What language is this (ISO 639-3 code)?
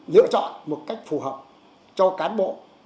vie